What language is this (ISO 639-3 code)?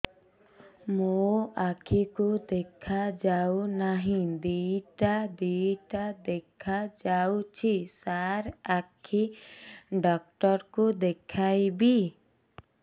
ori